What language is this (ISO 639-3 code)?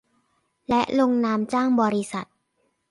tha